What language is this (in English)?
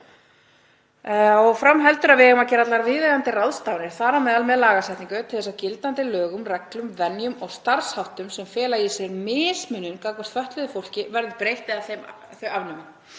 Icelandic